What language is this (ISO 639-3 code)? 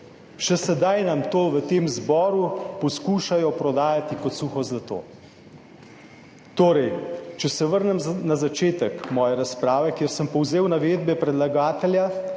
slv